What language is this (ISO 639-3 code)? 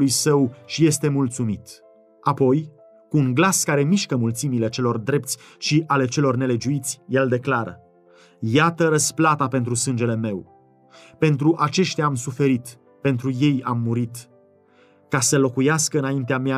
ron